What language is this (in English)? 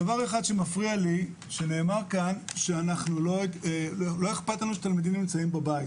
Hebrew